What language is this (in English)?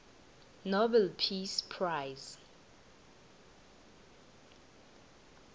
South Ndebele